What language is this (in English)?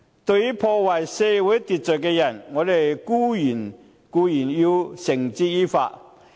Cantonese